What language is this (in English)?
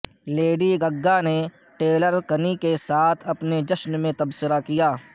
Urdu